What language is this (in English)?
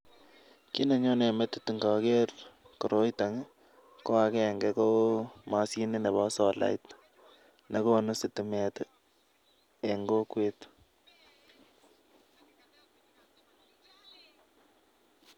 Kalenjin